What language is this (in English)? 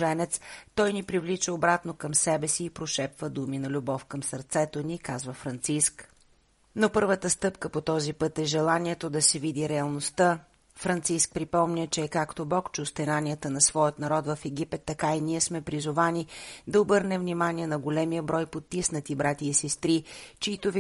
Bulgarian